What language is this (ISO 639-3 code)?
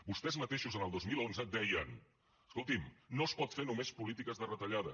cat